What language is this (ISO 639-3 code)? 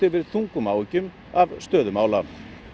isl